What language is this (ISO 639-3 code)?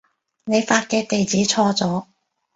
yue